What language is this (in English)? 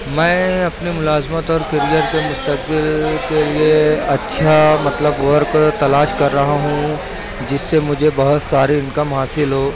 Urdu